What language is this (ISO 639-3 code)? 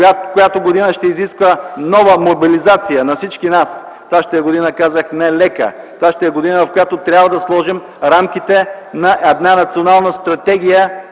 bul